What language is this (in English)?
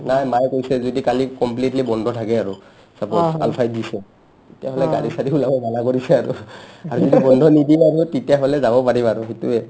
Assamese